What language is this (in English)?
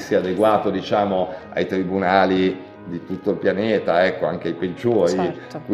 Italian